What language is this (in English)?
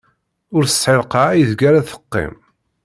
Kabyle